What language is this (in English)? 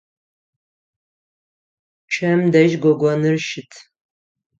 Adyghe